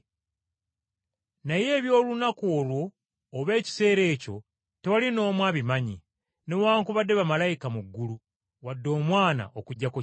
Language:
Ganda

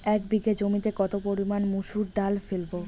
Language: Bangla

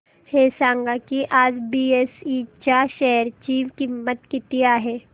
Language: Marathi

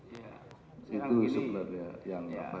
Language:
Indonesian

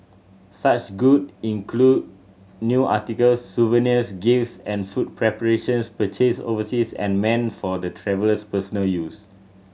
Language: English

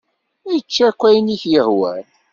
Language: Kabyle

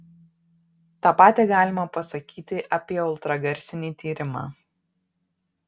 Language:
Lithuanian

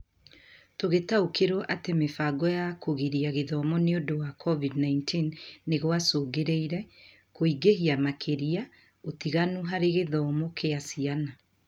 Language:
Kikuyu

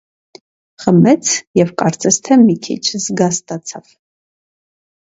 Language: Armenian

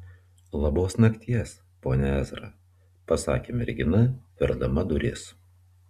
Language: Lithuanian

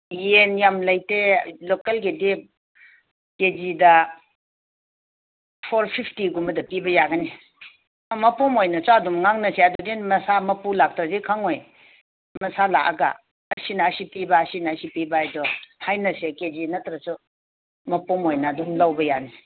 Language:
Manipuri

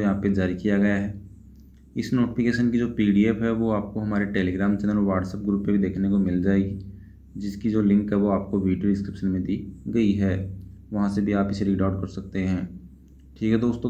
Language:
Hindi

